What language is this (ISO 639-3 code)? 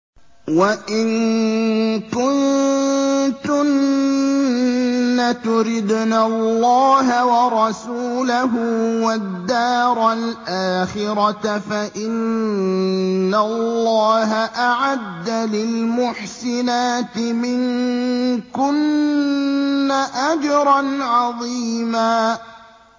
ara